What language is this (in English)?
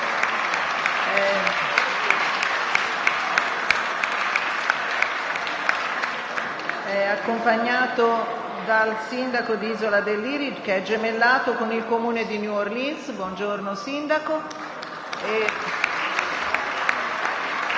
Italian